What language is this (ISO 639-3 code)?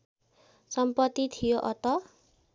nep